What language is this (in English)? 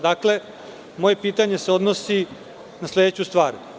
Serbian